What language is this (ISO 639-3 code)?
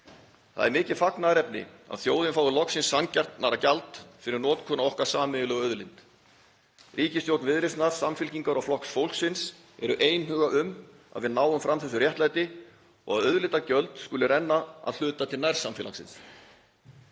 isl